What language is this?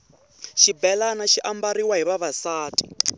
Tsonga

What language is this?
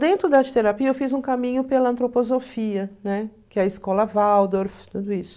Portuguese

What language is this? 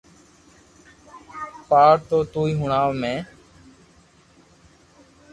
Loarki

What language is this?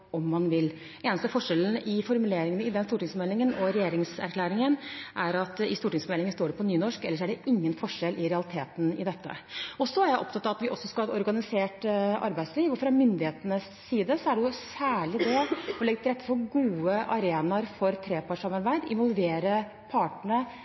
Norwegian Bokmål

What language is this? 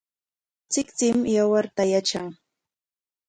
Corongo Ancash Quechua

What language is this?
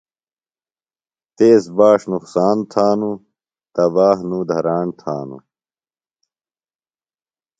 Phalura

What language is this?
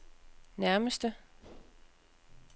Danish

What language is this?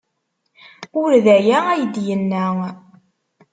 Kabyle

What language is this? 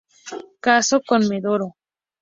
Spanish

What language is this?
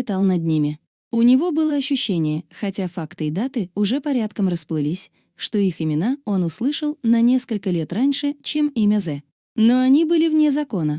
Russian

